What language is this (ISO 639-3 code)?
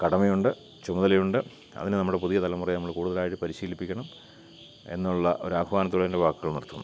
mal